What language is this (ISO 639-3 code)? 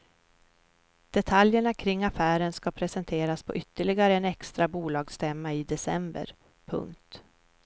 swe